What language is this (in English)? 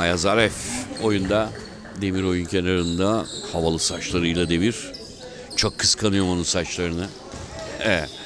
Turkish